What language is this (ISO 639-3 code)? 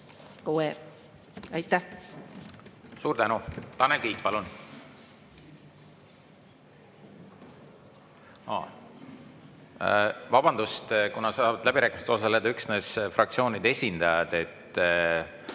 est